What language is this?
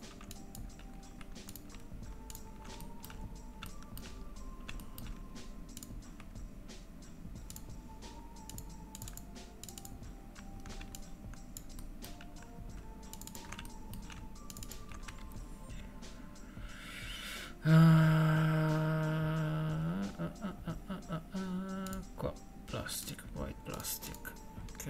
Italian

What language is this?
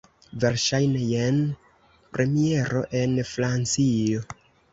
Esperanto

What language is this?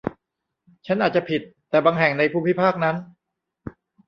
Thai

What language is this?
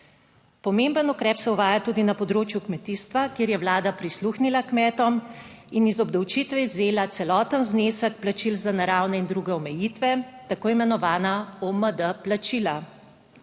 Slovenian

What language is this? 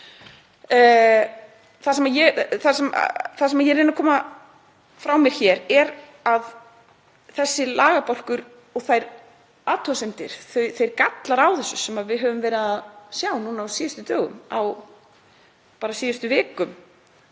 Icelandic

